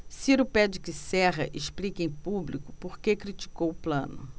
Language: Portuguese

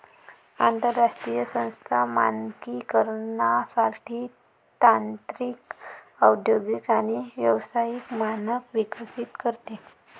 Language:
Marathi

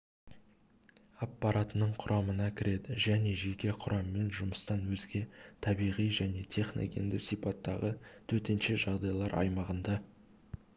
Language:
Kazakh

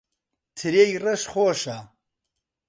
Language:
Central Kurdish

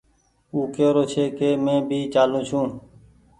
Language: Goaria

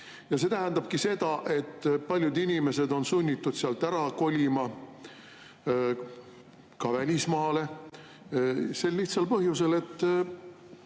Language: Estonian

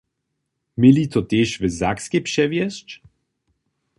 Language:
Upper Sorbian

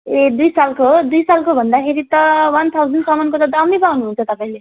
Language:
Nepali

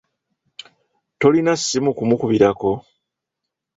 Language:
Ganda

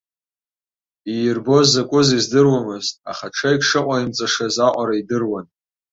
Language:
Abkhazian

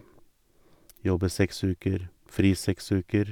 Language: Norwegian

